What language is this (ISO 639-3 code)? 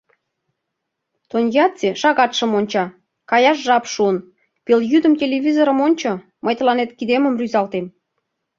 chm